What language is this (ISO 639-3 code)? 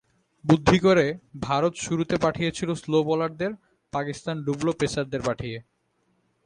ben